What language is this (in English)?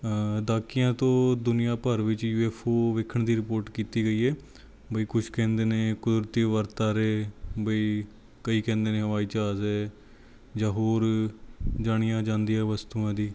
Punjabi